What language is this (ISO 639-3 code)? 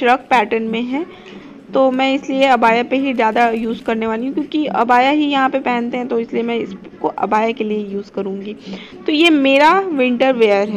hin